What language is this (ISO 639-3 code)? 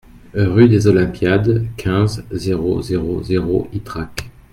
fra